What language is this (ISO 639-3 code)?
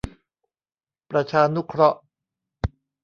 tha